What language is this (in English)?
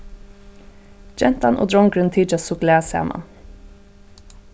Faroese